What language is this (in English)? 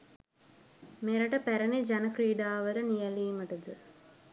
Sinhala